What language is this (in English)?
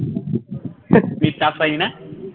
Bangla